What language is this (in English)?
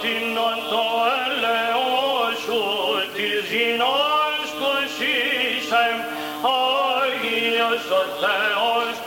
Greek